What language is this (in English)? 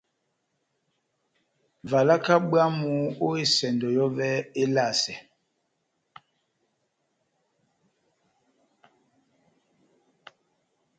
Batanga